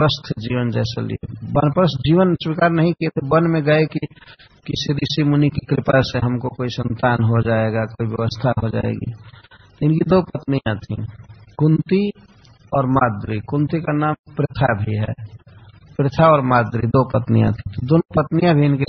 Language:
Hindi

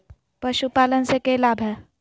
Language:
Magahi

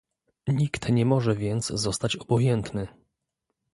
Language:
Polish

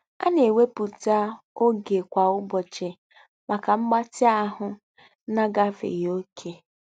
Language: Igbo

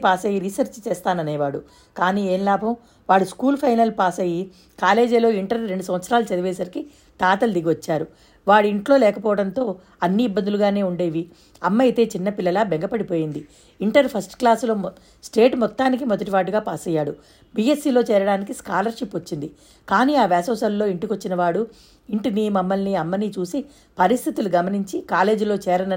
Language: Telugu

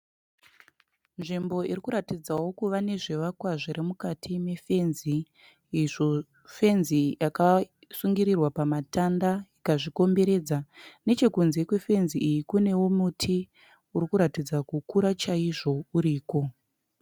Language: Shona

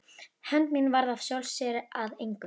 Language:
Icelandic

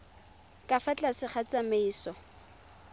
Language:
Tswana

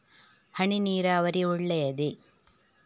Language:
Kannada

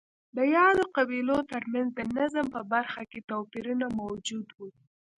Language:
Pashto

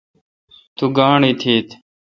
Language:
Kalkoti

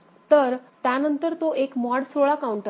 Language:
Marathi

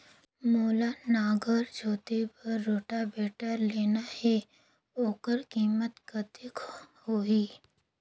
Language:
Chhattisgarhi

